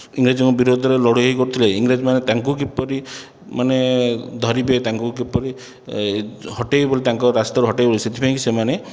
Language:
Odia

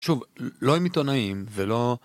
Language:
Hebrew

